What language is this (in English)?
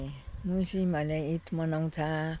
Nepali